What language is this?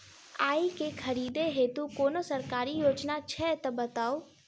Maithili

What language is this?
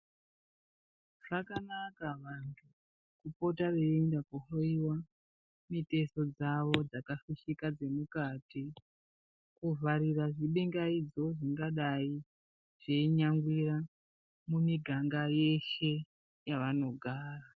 Ndau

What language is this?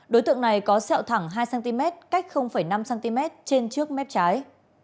Vietnamese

